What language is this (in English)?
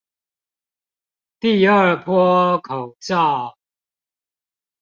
Chinese